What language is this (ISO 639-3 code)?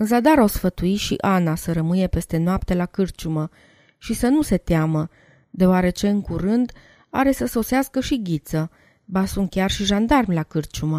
ron